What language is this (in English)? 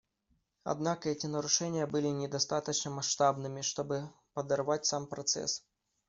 Russian